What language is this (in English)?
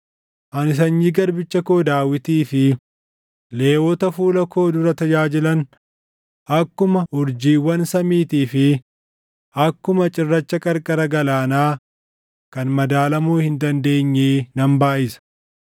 Oromo